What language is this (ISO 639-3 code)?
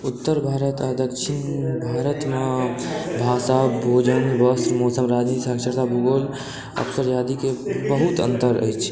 mai